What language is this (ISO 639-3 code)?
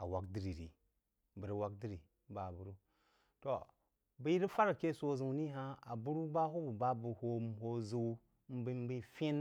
juo